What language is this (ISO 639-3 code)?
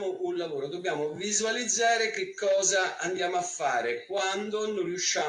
ita